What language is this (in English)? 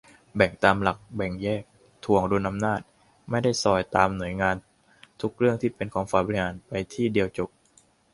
Thai